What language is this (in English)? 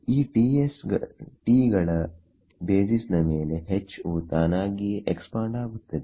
Kannada